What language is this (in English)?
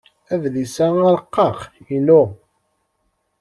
Kabyle